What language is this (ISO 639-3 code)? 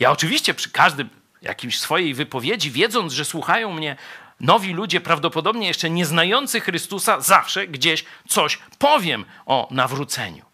pol